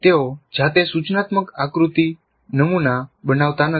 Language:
Gujarati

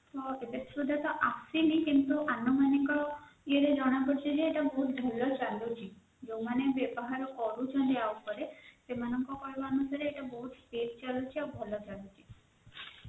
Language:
Odia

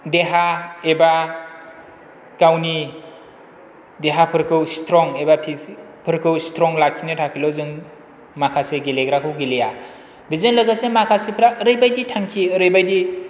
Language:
Bodo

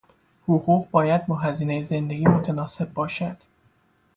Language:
Persian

